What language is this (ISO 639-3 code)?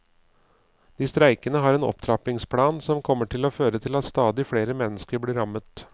nor